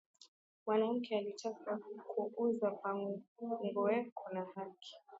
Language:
Swahili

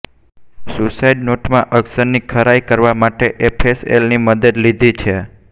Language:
Gujarati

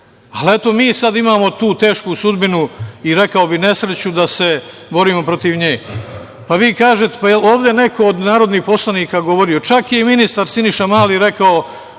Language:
Serbian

